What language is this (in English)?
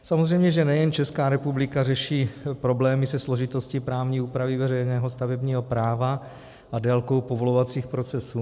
Czech